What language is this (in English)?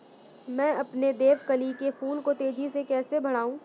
Hindi